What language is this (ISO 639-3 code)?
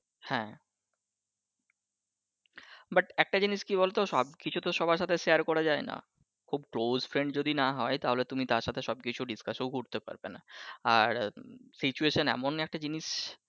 ben